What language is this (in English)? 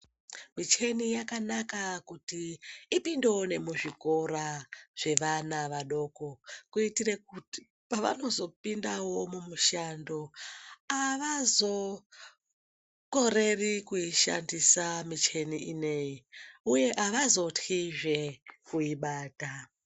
Ndau